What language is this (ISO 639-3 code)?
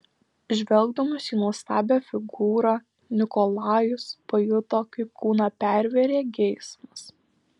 lit